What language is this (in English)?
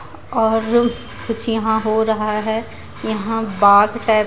Hindi